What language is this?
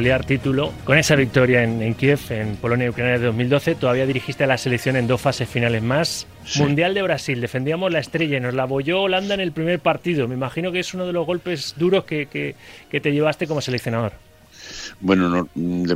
Spanish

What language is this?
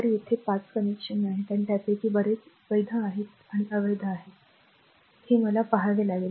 Marathi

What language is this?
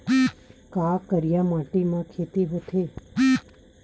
Chhattisgarhi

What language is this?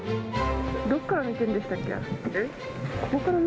Japanese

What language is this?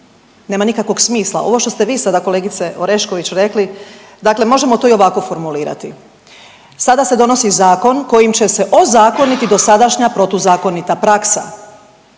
Croatian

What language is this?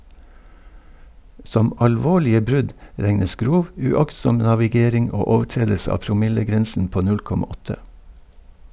Norwegian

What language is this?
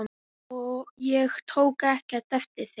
Icelandic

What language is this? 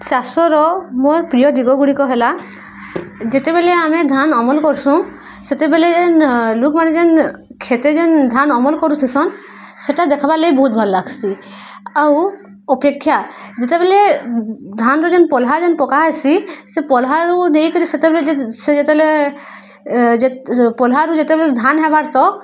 Odia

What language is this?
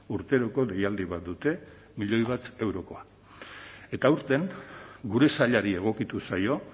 Basque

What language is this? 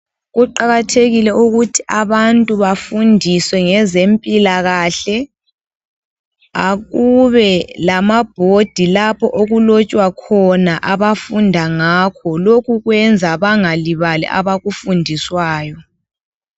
North Ndebele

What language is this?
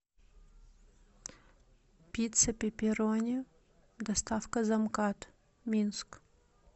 Russian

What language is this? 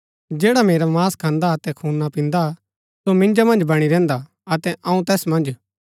Gaddi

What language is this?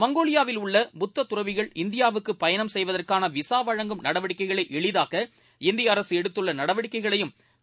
Tamil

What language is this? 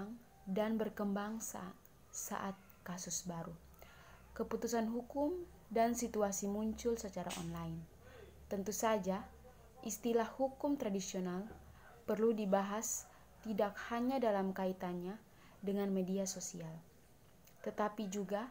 Indonesian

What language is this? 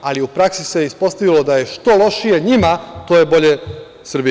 Serbian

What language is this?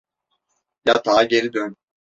Turkish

